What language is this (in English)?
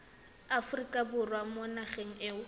Tswana